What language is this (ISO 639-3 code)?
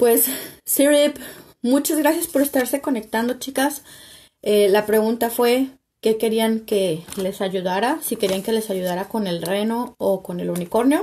spa